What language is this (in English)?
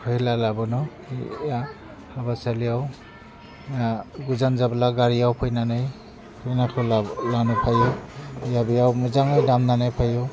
Bodo